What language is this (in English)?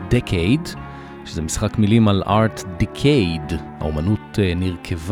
Hebrew